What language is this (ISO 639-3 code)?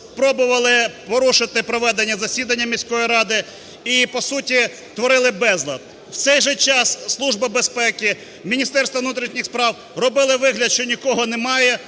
ukr